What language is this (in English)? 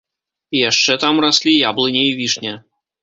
Belarusian